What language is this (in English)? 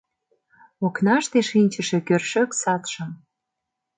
Mari